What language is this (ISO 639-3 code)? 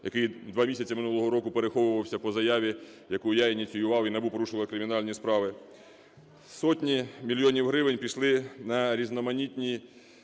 ukr